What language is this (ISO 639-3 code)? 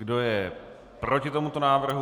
ces